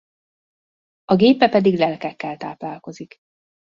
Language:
Hungarian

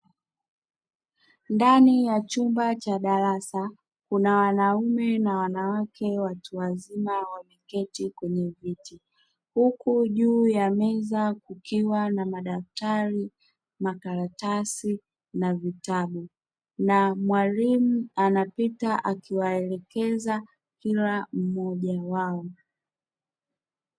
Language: Swahili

